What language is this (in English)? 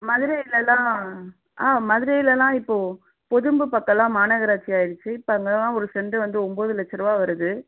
Tamil